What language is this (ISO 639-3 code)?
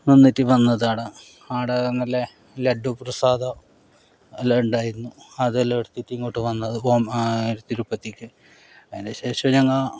mal